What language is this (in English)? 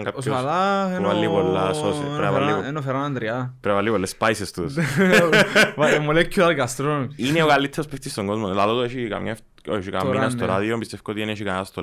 Greek